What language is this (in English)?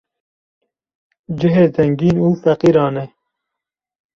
Kurdish